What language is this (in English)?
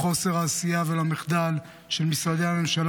Hebrew